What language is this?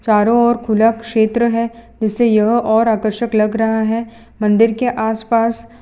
Hindi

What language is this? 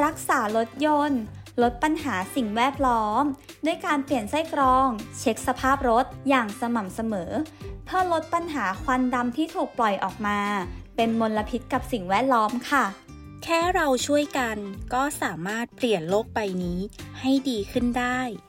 Thai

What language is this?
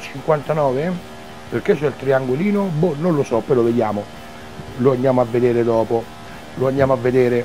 Italian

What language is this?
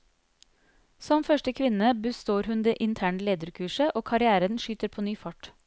Norwegian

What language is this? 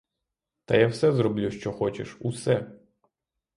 Ukrainian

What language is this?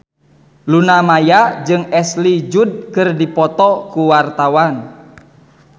Sundanese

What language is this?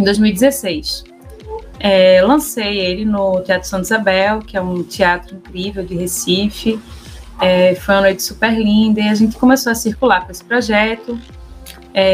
Portuguese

